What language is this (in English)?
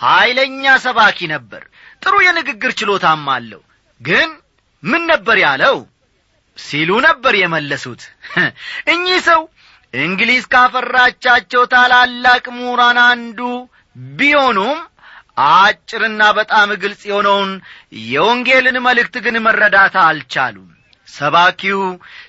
Amharic